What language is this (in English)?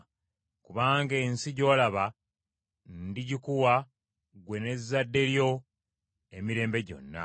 Ganda